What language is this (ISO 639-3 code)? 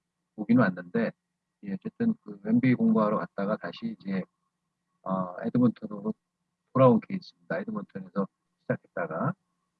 kor